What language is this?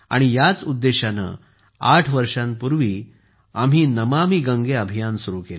Marathi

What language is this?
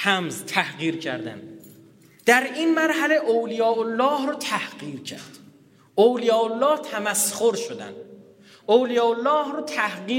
Persian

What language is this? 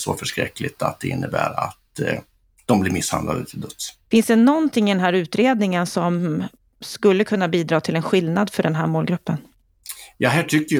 Swedish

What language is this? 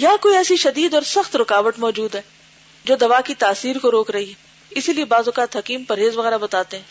Urdu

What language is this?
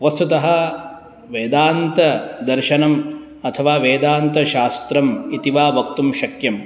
Sanskrit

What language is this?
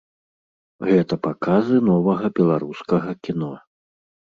Belarusian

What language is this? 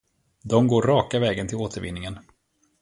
Swedish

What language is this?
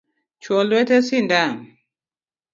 Luo (Kenya and Tanzania)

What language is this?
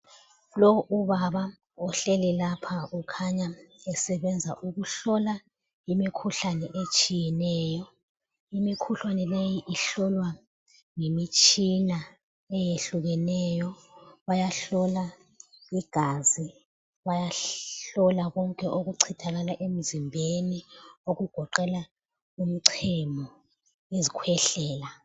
North Ndebele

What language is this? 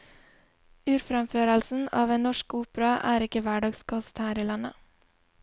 Norwegian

